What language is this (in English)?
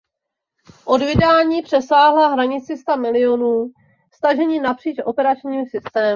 Czech